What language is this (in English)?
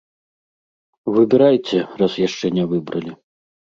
Belarusian